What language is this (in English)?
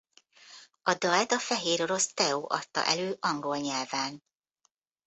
Hungarian